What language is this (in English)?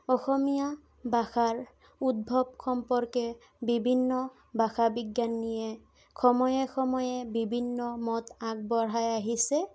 Assamese